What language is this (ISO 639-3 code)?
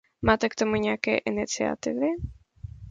ces